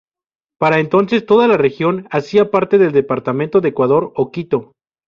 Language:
Spanish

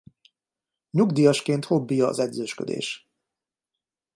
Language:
Hungarian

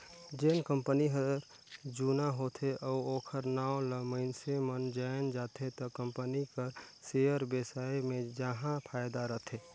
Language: Chhattisgarhi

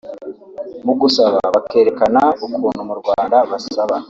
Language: Kinyarwanda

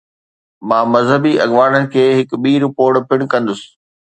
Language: Sindhi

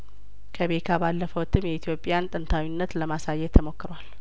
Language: Amharic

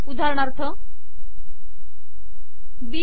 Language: Marathi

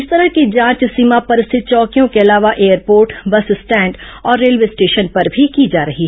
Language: Hindi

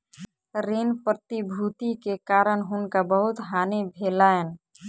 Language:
Maithili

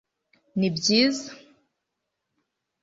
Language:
Kinyarwanda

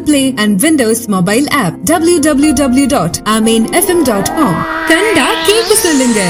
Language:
Urdu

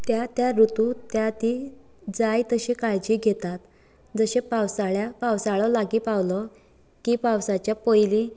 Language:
Konkani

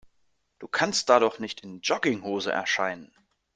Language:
German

